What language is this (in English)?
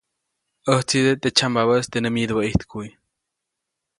Copainalá Zoque